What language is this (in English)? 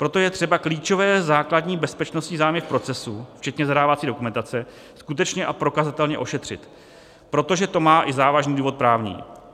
Czech